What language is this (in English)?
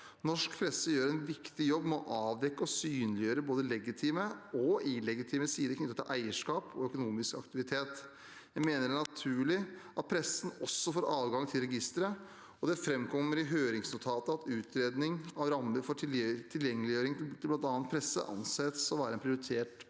Norwegian